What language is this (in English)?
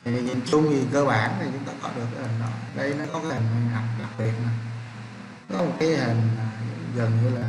Vietnamese